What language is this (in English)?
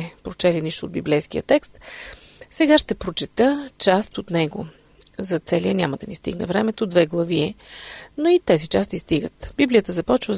Bulgarian